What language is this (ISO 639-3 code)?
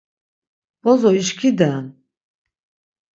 lzz